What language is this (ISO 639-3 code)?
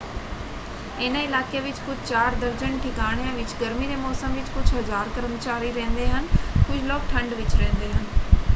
pan